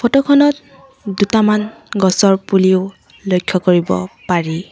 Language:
Assamese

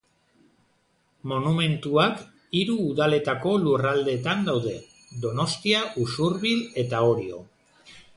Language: Basque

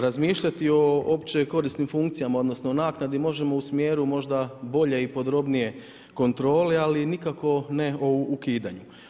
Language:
Croatian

